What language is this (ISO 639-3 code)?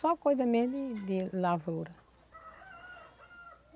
por